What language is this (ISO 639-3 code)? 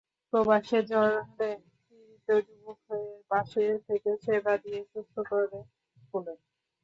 ben